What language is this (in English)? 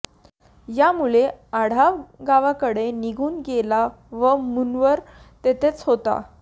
Marathi